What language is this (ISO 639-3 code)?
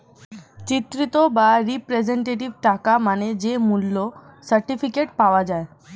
ben